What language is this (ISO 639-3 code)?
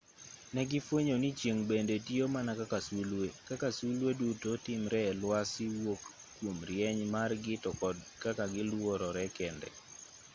luo